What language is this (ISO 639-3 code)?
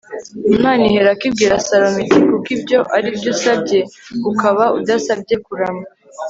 kin